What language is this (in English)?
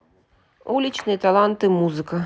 Russian